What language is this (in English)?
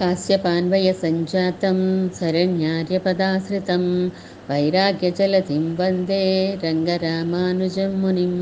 Telugu